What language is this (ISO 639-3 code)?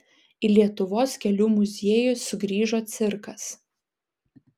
lit